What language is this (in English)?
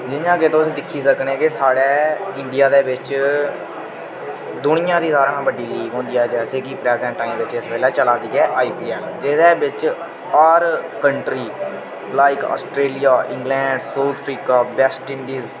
Dogri